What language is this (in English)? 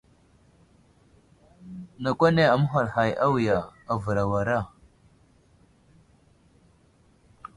Wuzlam